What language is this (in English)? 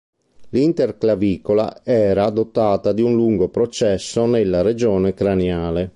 Italian